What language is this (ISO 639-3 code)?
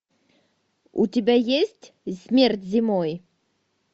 rus